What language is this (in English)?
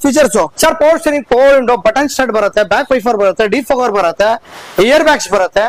Kannada